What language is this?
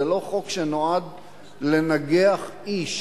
Hebrew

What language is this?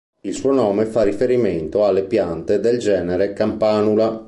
Italian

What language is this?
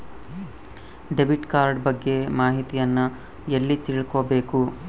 Kannada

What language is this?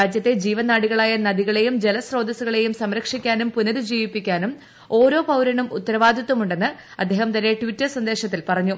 Malayalam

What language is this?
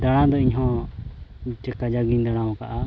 Santali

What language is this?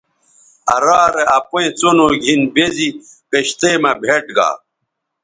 Bateri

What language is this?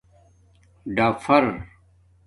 Domaaki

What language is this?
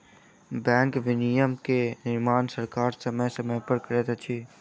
Maithili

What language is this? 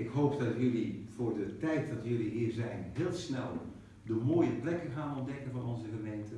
Dutch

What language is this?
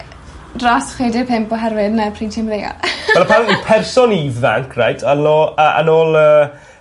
Welsh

